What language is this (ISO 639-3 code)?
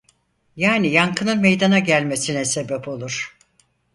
tur